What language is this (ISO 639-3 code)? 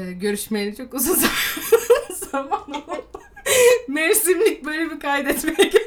tur